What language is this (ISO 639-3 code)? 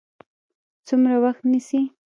pus